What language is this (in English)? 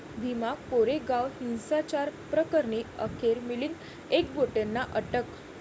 Marathi